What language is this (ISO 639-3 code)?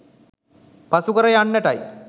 sin